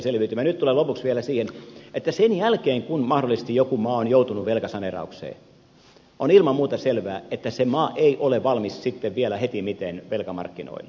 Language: Finnish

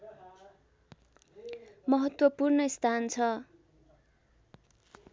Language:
Nepali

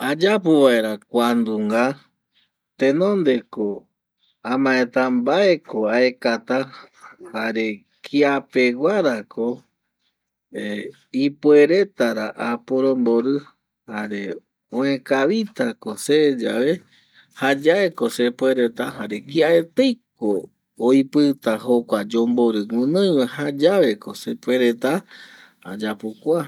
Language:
Eastern Bolivian Guaraní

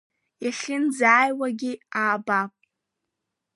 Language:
Abkhazian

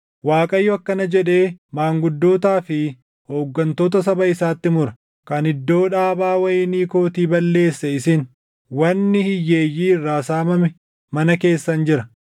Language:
Oromo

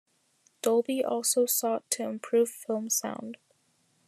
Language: English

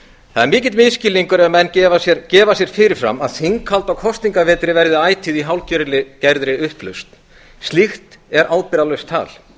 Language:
Icelandic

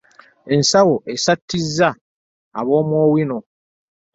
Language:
Ganda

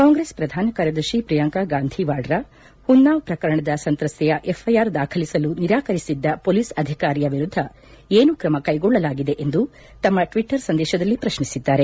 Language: Kannada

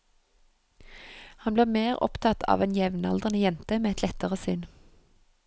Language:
Norwegian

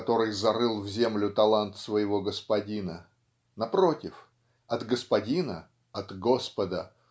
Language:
Russian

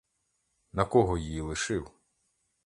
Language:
Ukrainian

